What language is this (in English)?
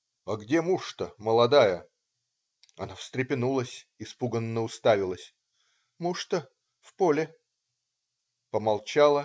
Russian